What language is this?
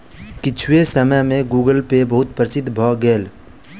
Maithili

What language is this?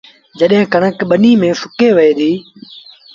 Sindhi Bhil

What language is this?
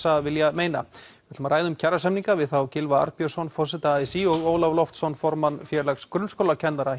Icelandic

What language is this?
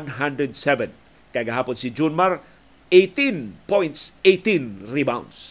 Filipino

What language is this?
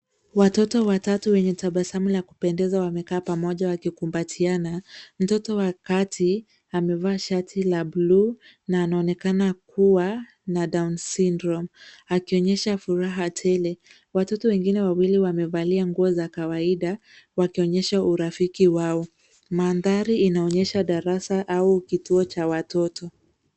Swahili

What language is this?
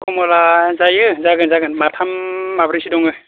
Bodo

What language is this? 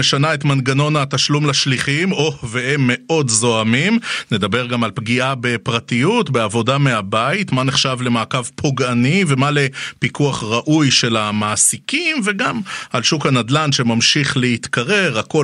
Hebrew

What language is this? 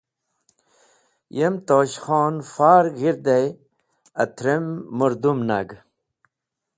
Wakhi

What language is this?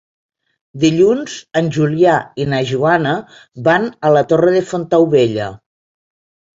Catalan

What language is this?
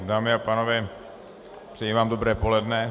Czech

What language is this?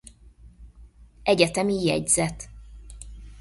Hungarian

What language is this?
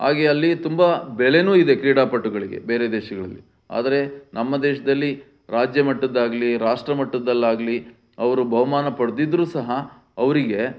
Kannada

